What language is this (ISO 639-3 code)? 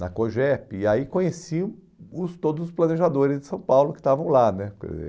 por